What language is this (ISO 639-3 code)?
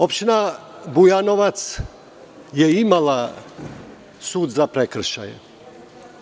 srp